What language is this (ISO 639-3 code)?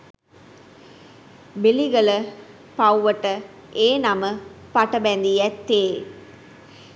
sin